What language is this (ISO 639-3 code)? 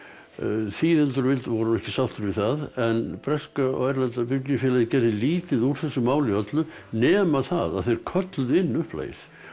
isl